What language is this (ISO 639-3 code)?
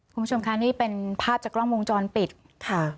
tha